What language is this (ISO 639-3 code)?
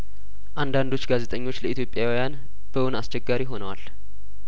amh